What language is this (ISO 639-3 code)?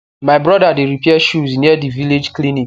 pcm